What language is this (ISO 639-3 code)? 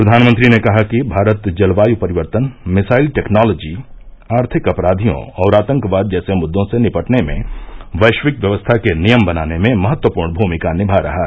hin